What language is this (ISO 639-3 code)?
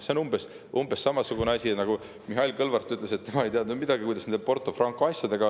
est